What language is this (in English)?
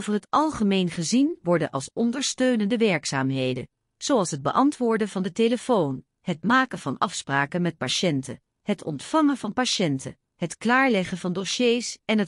Dutch